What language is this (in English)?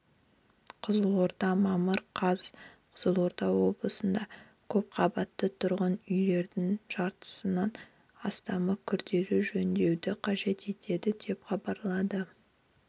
Kazakh